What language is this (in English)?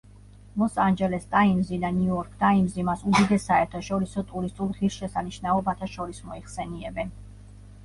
Georgian